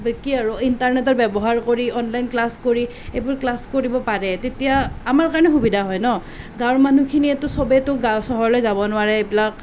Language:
Assamese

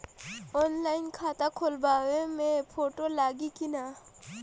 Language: Bhojpuri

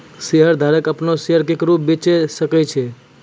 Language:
Maithili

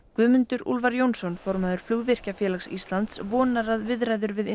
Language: Icelandic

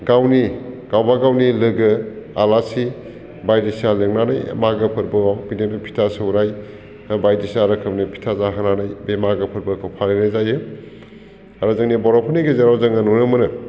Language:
Bodo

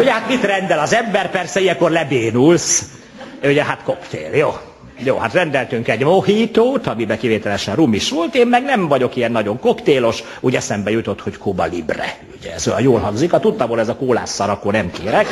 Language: Hungarian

